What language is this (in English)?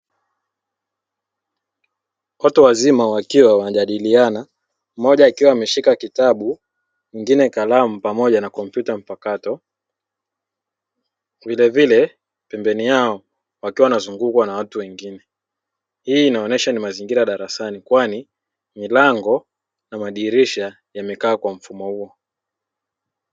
Swahili